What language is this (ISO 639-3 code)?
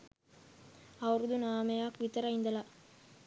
sin